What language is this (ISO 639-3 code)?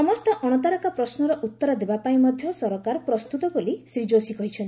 ori